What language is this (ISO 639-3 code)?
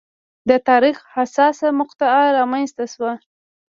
pus